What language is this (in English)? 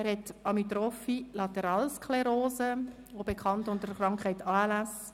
Swiss German